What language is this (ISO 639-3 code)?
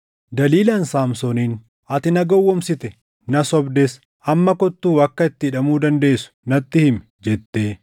orm